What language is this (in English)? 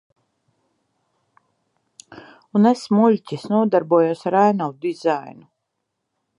Latvian